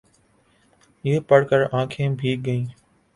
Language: Urdu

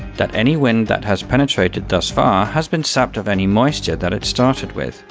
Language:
English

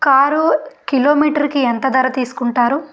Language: Telugu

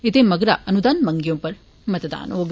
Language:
Dogri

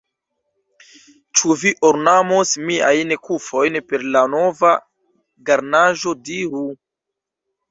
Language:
Esperanto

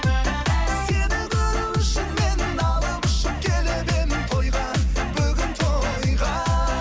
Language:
Kazakh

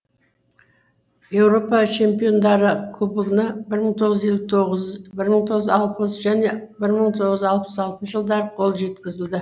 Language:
Kazakh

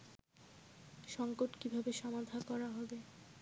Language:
Bangla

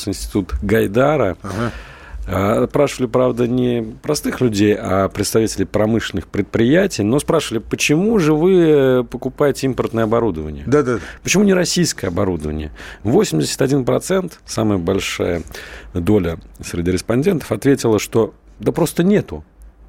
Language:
Russian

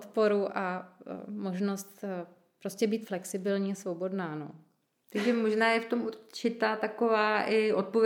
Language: Czech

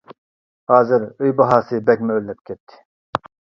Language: Uyghur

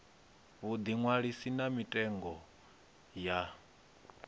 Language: Venda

